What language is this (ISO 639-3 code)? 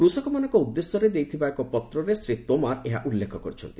ori